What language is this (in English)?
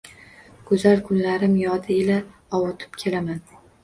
Uzbek